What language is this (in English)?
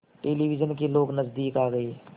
Hindi